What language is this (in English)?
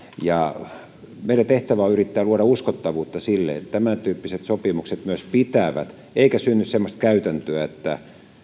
Finnish